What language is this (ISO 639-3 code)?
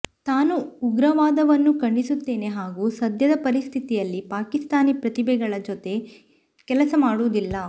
kan